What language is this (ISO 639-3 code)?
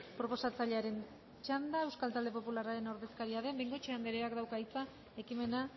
eus